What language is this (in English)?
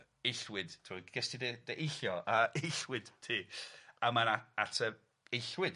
Welsh